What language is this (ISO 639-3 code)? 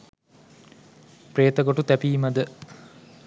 sin